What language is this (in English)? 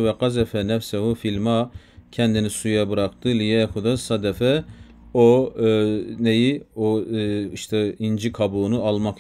Turkish